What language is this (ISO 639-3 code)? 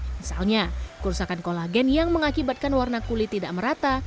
ind